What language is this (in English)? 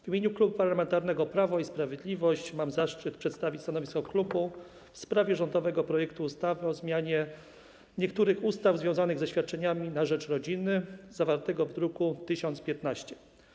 Polish